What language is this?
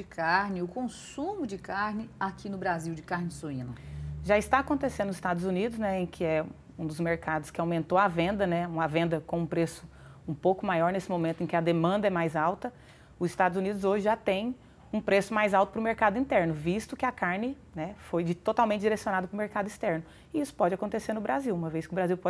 Portuguese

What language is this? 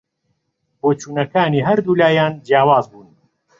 Central Kurdish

